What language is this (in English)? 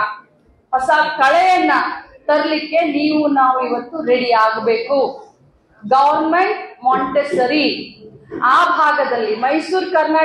Kannada